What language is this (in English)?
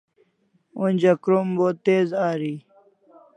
Kalasha